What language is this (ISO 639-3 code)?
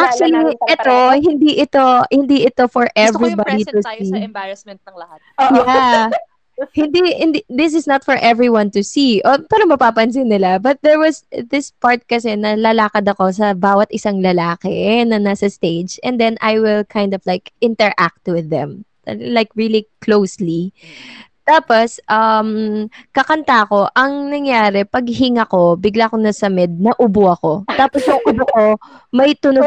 fil